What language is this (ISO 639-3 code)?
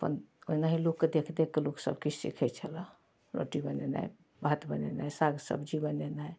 mai